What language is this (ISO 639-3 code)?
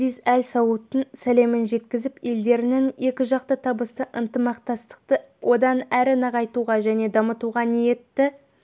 kaz